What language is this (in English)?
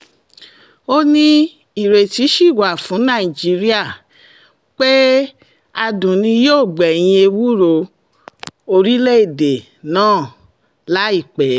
Yoruba